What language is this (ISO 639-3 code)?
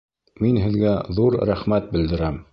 bak